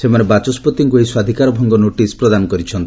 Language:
Odia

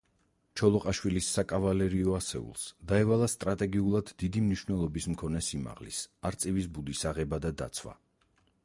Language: Georgian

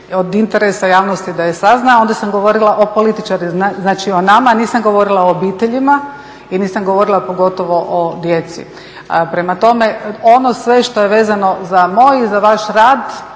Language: Croatian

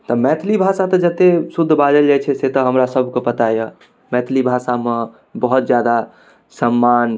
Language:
Maithili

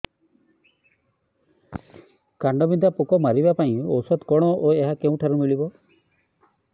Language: Odia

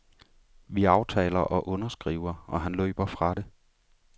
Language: Danish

